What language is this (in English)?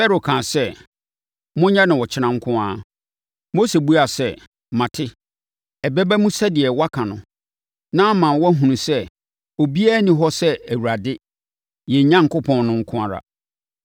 Akan